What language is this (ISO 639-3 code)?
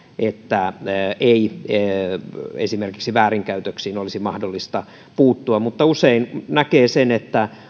fin